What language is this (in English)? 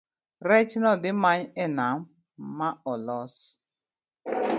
Luo (Kenya and Tanzania)